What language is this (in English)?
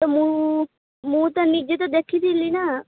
Odia